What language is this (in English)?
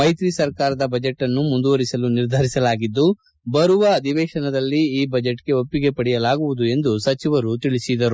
Kannada